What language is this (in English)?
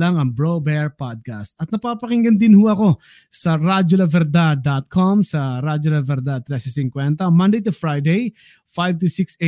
Filipino